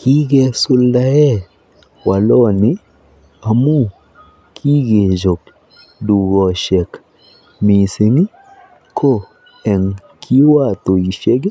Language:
Kalenjin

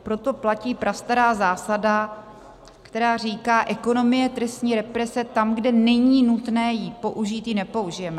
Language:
Czech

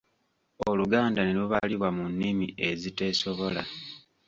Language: Ganda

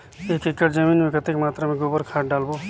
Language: Chhattisgarhi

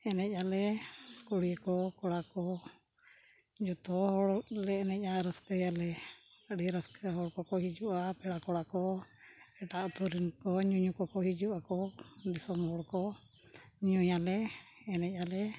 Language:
Santali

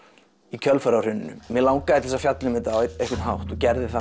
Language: Icelandic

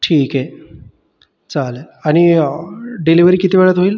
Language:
Marathi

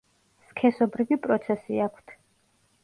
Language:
Georgian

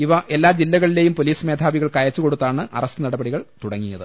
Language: Malayalam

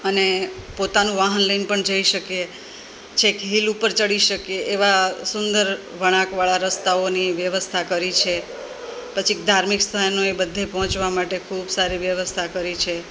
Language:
Gujarati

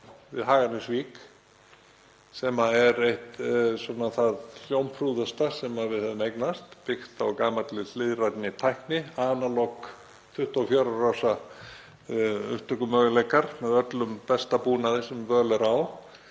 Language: Icelandic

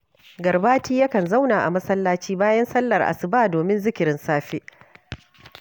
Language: Hausa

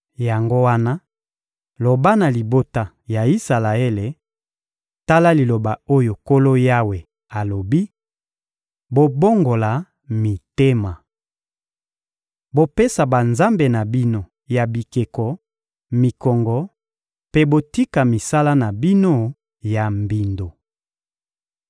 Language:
Lingala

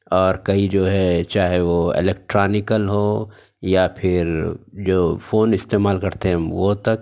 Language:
Urdu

